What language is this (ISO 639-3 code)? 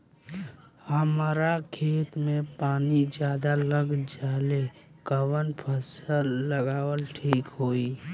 bho